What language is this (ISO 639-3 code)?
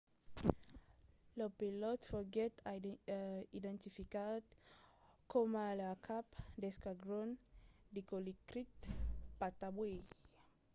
oci